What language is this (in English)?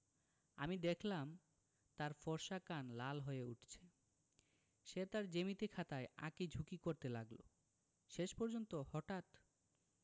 Bangla